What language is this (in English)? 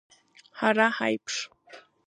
Abkhazian